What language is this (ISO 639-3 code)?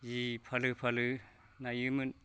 brx